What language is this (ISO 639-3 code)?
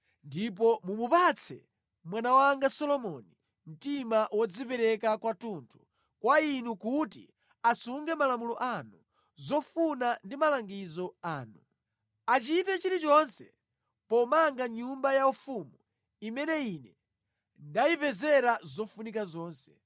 nya